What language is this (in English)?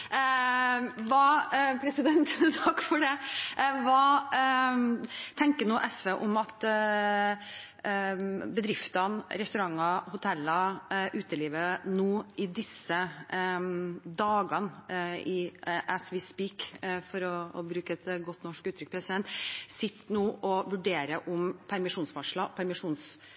Norwegian